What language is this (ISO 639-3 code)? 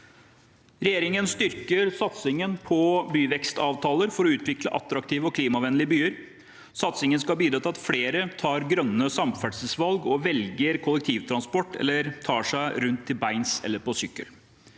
nor